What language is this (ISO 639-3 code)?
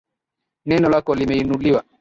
swa